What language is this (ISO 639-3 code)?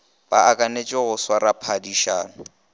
nso